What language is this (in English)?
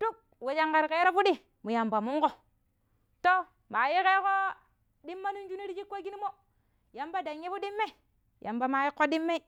Pero